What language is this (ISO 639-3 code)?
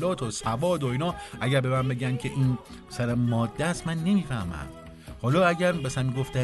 fas